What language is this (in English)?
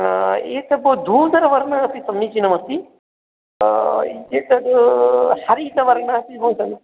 Sanskrit